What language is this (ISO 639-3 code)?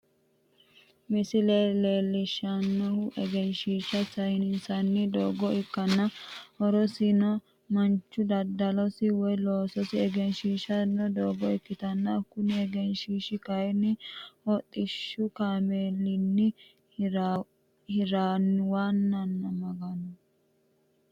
sid